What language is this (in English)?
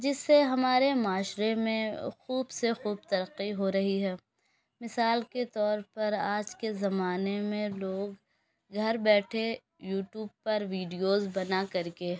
Urdu